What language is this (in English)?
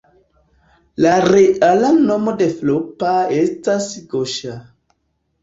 Esperanto